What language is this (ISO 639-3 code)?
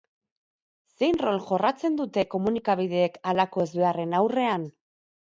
eus